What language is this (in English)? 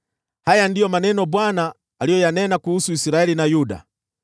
Swahili